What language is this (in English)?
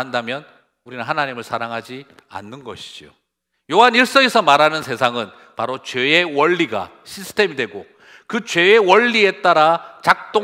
Korean